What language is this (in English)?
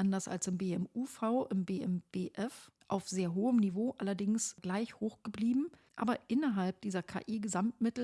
German